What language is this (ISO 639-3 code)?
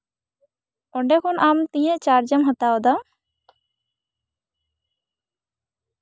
sat